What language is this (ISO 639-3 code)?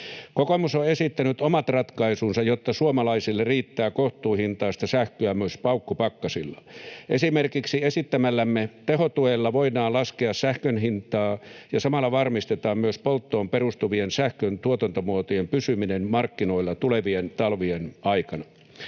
fin